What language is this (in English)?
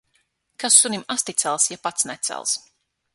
Latvian